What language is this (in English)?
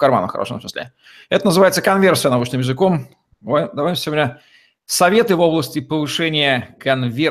Russian